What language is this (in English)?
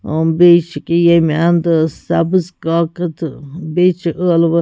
Kashmiri